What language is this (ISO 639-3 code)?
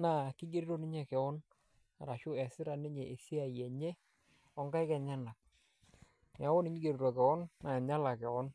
mas